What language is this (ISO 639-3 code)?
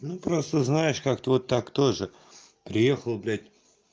rus